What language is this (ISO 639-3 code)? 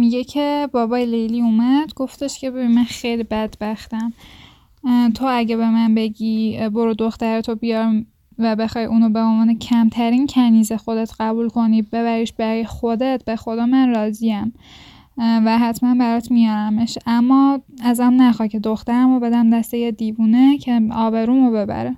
fas